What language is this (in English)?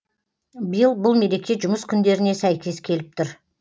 Kazakh